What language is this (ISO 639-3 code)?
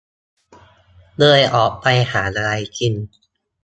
tha